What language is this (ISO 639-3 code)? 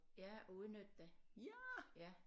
dan